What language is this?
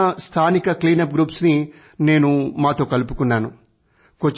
Telugu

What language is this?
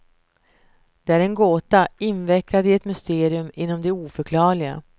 Swedish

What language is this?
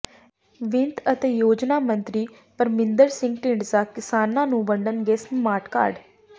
Punjabi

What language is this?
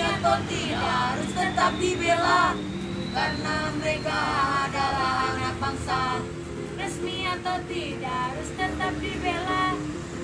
Indonesian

